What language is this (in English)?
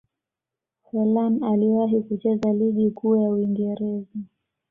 Swahili